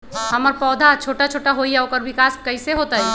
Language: Magahi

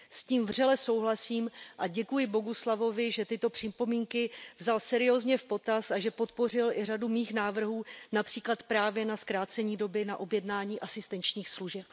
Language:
Czech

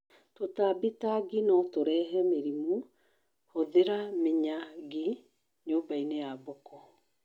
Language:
Kikuyu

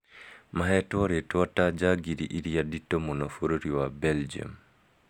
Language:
Kikuyu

